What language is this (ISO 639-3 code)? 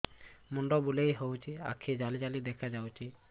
ori